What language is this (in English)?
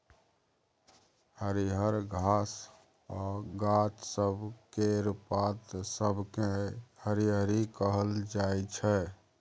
Maithili